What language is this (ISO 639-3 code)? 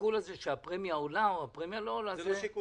heb